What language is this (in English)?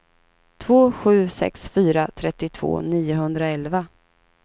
Swedish